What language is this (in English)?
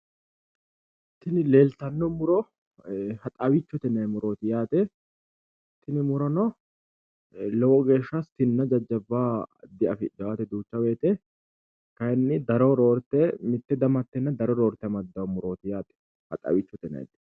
Sidamo